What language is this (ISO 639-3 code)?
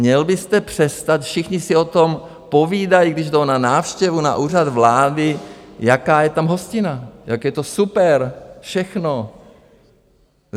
ces